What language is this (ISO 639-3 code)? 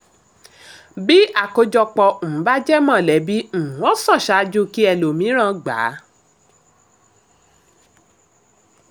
yor